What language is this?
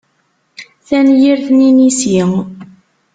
Kabyle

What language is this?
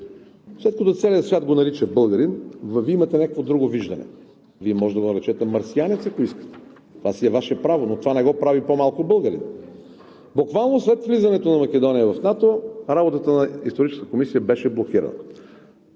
Bulgarian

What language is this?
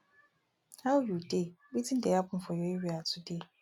Nigerian Pidgin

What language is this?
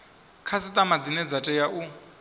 Venda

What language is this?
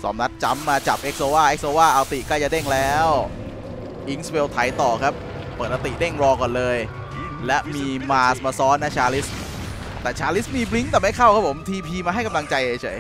Thai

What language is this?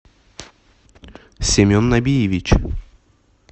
Russian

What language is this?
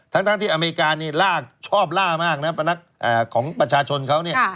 Thai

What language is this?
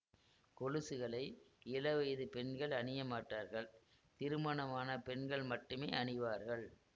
Tamil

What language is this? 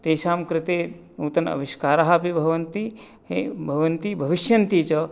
Sanskrit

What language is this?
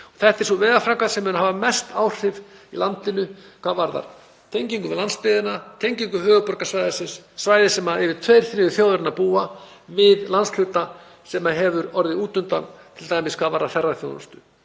Icelandic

